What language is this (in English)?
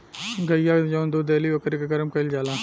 Bhojpuri